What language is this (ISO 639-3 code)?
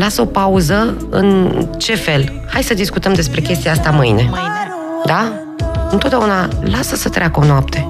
ron